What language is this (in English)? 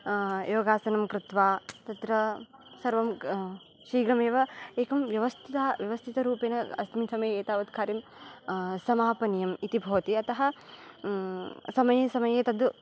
Sanskrit